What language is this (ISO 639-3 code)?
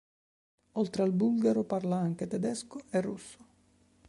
ita